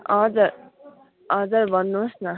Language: Nepali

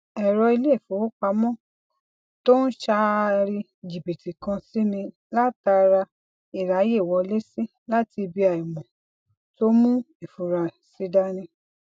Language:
Yoruba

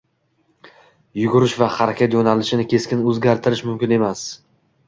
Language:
Uzbek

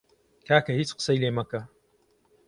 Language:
Central Kurdish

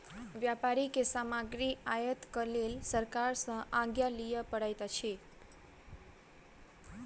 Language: Maithili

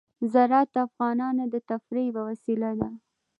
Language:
Pashto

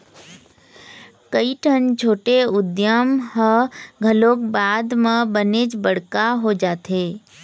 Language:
Chhattisgarhi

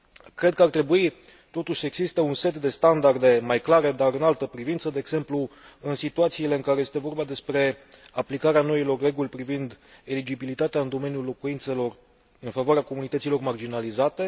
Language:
Romanian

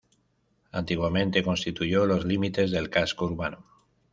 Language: Spanish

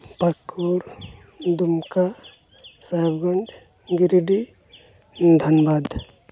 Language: Santali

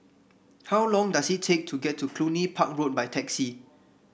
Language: English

